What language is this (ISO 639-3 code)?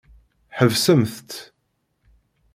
kab